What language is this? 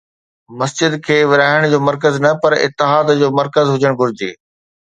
Sindhi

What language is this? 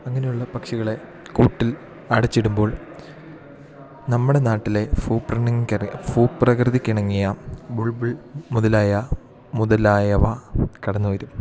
Malayalam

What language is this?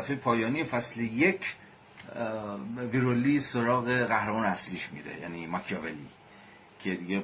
Persian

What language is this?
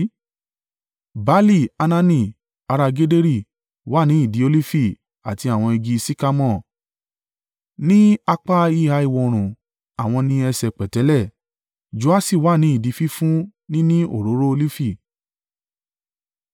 Yoruba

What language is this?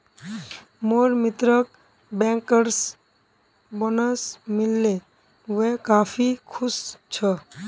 Magahi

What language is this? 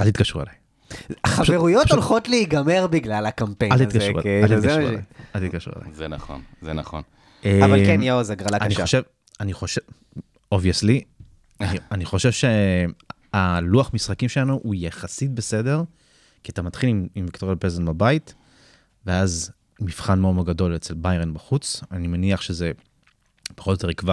Hebrew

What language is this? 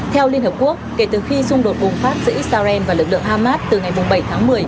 Vietnamese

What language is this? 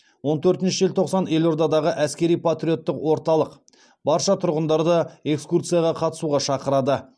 Kazakh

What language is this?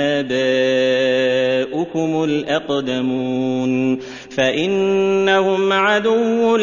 Arabic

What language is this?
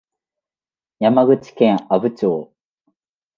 Japanese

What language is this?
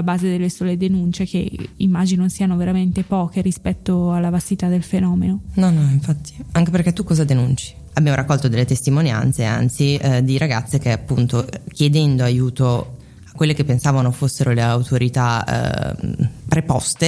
Italian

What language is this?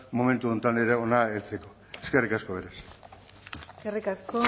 Basque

